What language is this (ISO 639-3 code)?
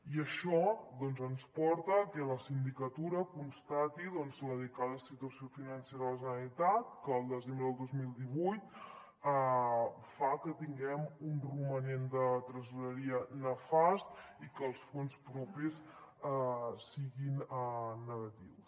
cat